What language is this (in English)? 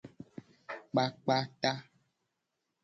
Gen